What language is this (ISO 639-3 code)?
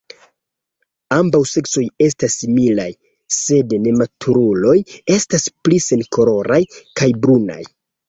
epo